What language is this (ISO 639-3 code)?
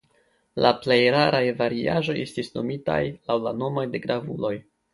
epo